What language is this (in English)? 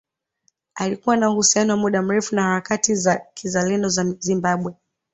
Swahili